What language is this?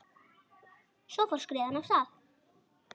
Icelandic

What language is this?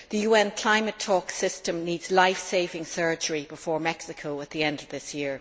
English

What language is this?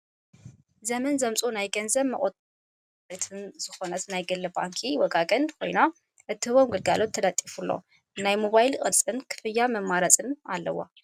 Tigrinya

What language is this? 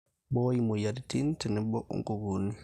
Masai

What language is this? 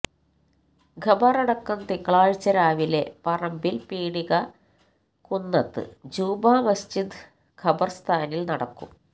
Malayalam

